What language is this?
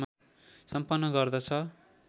Nepali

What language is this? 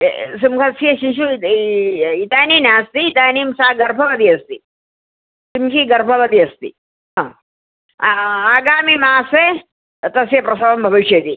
Sanskrit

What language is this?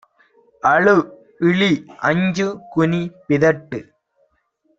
Tamil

